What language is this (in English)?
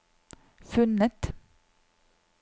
Norwegian